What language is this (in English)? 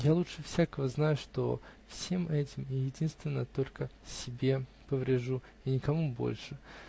Russian